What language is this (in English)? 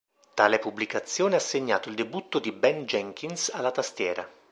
Italian